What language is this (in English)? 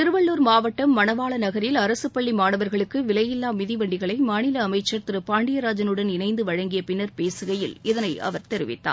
Tamil